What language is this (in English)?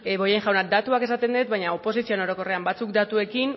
Basque